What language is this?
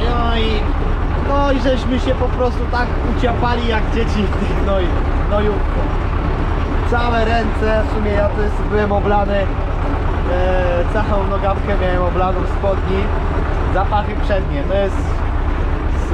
Polish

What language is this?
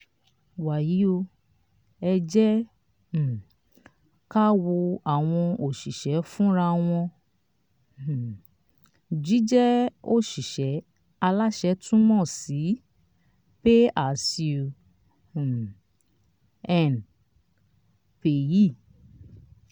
Yoruba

